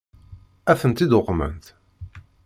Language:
Kabyle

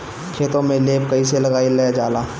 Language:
Bhojpuri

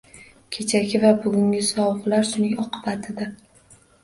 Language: Uzbek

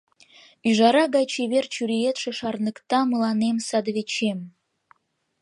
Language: Mari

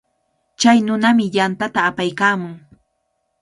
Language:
Cajatambo North Lima Quechua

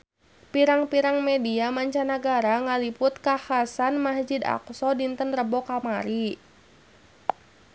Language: Sundanese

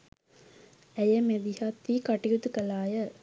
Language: Sinhala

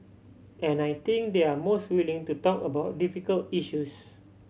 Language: English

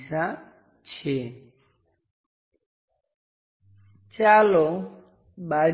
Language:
Gujarati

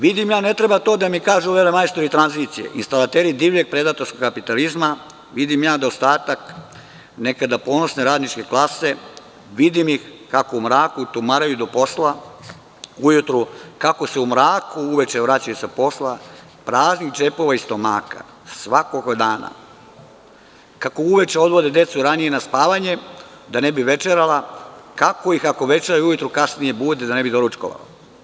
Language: Serbian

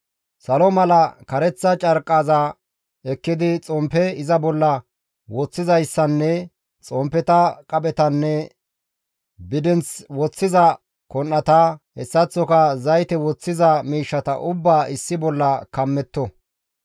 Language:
Gamo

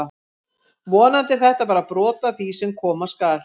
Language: Icelandic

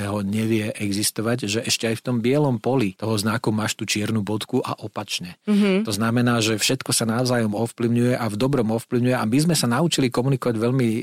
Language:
Slovak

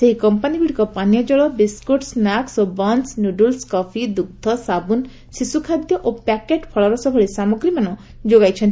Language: Odia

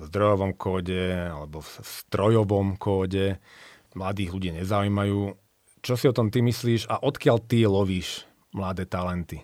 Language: Slovak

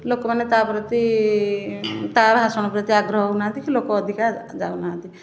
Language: Odia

